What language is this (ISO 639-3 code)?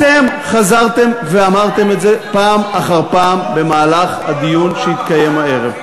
heb